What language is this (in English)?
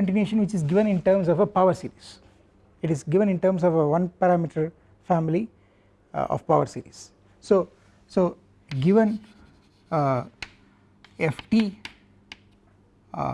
English